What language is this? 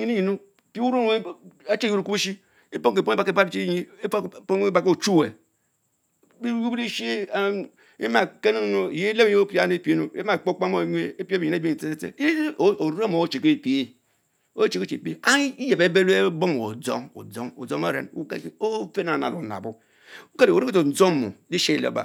Mbe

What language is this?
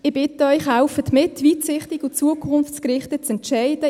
Swiss German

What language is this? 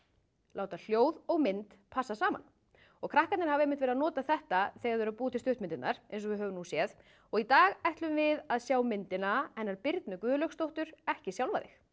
Icelandic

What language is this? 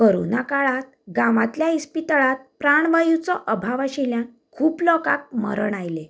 Konkani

